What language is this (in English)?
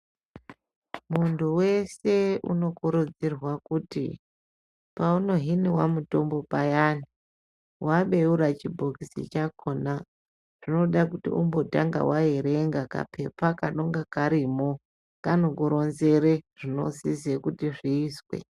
Ndau